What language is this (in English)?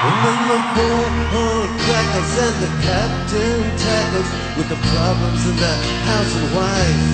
Italian